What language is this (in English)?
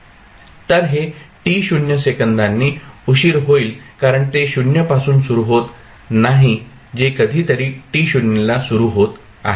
Marathi